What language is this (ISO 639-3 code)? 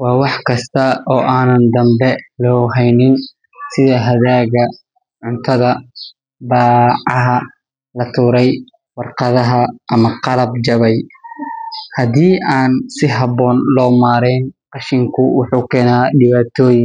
som